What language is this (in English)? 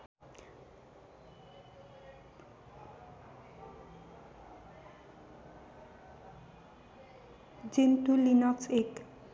Nepali